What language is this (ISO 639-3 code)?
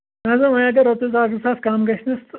kas